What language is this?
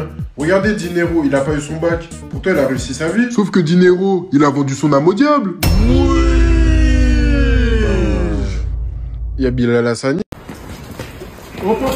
French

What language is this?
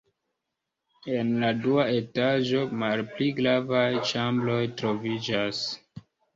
Esperanto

